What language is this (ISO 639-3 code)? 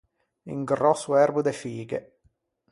lij